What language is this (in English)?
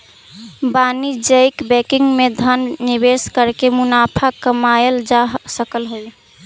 Magahi